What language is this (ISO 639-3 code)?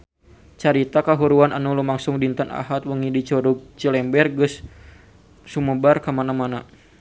sun